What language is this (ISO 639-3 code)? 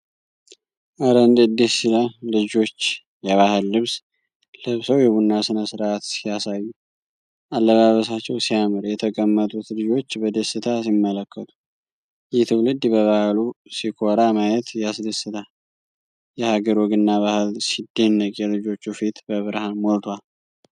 amh